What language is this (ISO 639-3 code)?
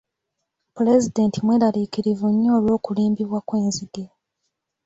lug